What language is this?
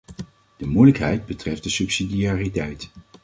Dutch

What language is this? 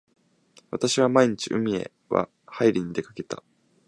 Japanese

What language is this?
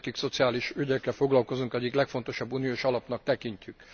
Hungarian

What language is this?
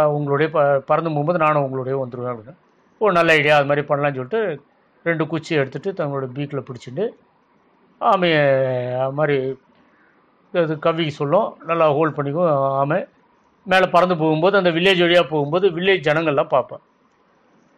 Tamil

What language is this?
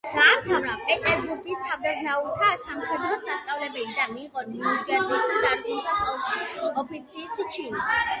Georgian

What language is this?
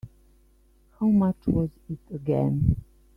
English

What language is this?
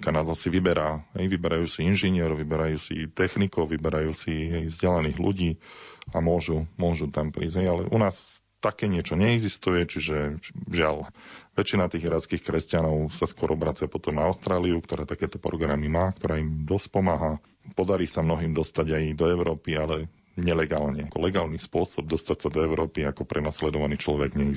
Slovak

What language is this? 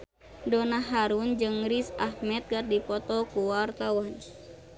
Sundanese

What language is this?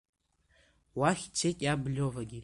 Abkhazian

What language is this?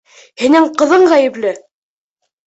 Bashkir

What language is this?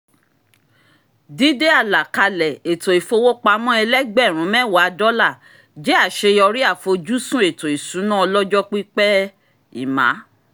Yoruba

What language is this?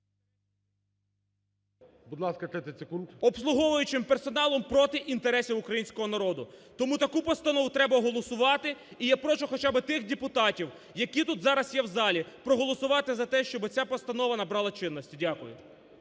Ukrainian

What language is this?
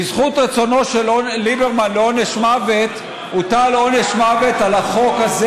Hebrew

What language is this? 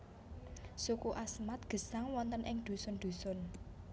Javanese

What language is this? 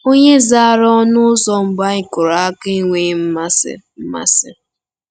Igbo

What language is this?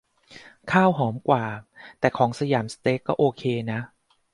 Thai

